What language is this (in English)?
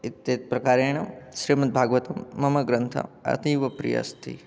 Sanskrit